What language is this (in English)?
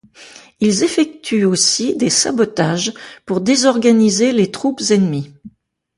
French